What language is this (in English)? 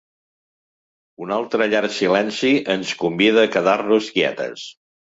Catalan